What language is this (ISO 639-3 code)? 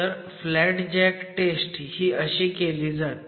mar